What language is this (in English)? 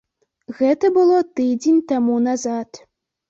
Belarusian